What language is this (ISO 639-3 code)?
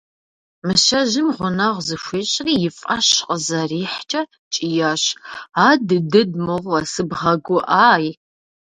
kbd